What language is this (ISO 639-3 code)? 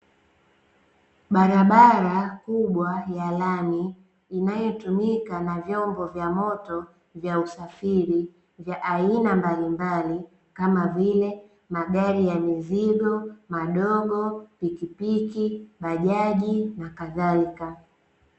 swa